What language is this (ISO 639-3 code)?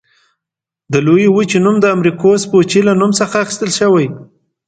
pus